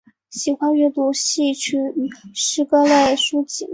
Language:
Chinese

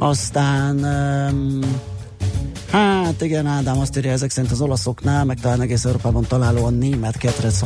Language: Hungarian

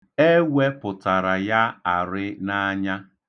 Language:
Igbo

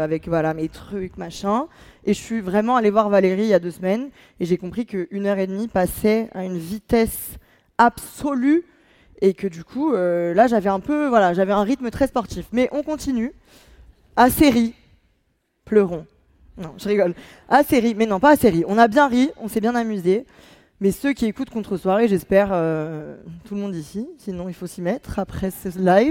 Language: French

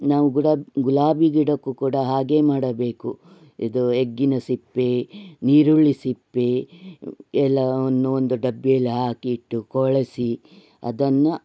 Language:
Kannada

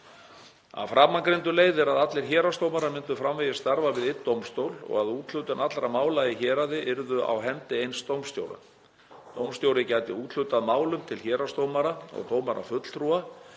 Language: Icelandic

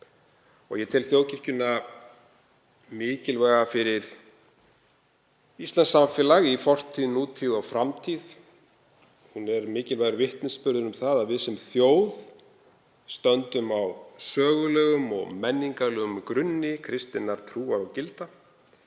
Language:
Icelandic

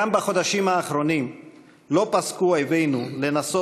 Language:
Hebrew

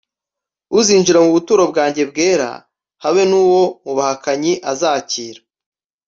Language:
Kinyarwanda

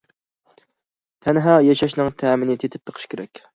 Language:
Uyghur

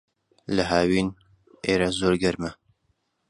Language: Central Kurdish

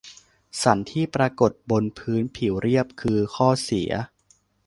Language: Thai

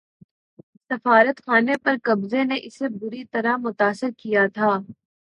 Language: Urdu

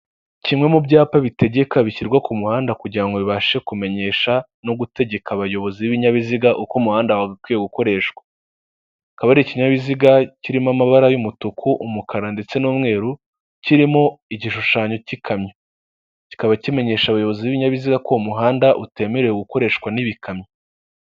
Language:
Kinyarwanda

